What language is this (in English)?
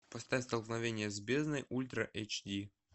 Russian